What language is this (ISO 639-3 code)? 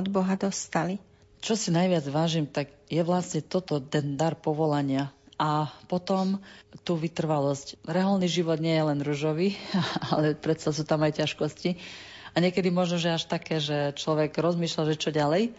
slk